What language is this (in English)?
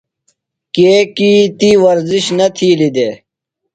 Phalura